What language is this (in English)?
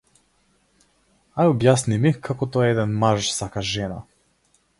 Macedonian